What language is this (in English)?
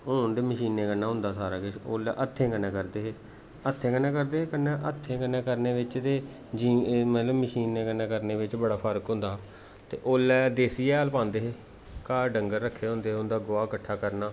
Dogri